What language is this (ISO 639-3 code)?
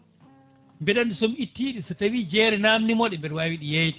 ful